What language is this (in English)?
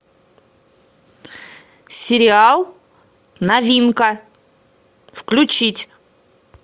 Russian